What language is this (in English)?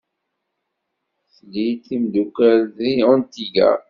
Kabyle